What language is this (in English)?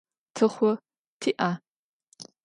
Adyghe